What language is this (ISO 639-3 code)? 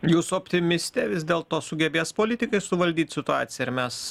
lit